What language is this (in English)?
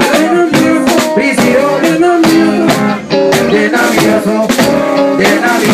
French